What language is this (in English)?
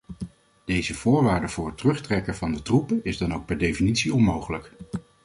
Dutch